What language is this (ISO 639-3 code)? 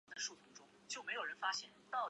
zho